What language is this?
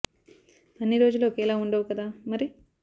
Telugu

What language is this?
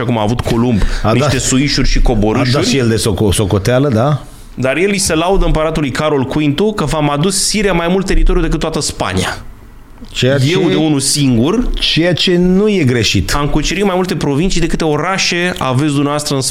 Romanian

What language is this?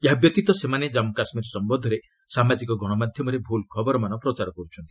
Odia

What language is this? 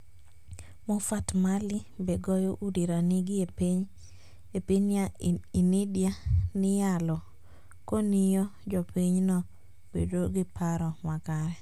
Luo (Kenya and Tanzania)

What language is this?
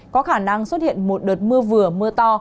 Vietnamese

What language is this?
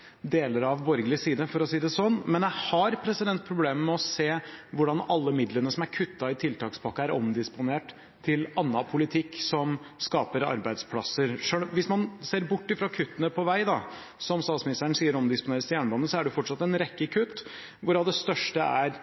Norwegian Bokmål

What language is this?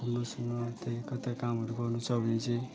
Nepali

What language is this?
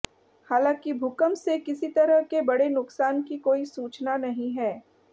Hindi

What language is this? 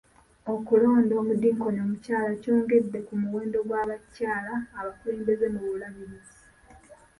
Ganda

